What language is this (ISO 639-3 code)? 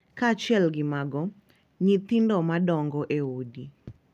luo